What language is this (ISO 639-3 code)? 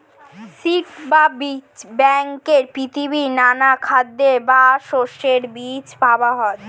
ben